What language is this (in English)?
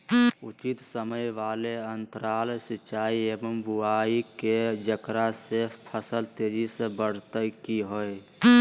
Magahi